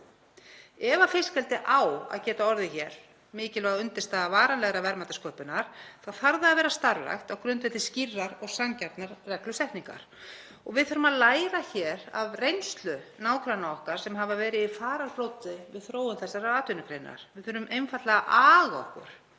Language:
Icelandic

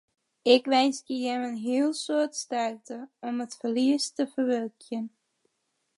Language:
Western Frisian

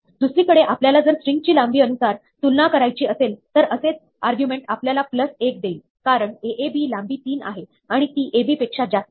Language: Marathi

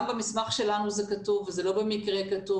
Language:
Hebrew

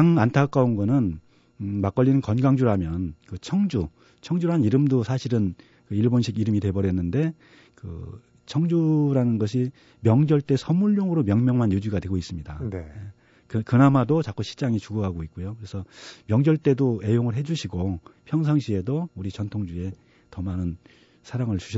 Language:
Korean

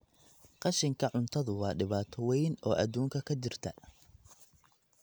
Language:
Somali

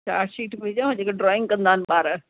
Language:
Sindhi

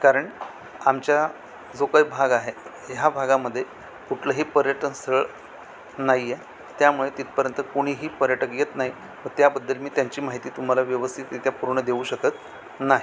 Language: Marathi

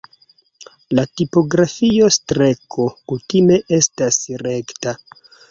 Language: Esperanto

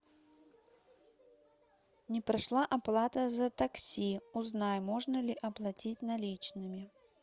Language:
Russian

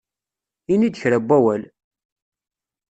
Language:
Kabyle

